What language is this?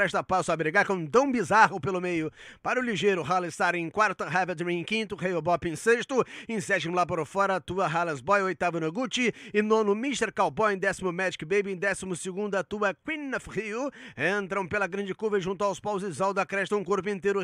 Portuguese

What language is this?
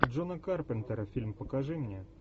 Russian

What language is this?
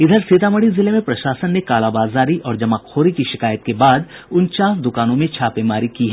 Hindi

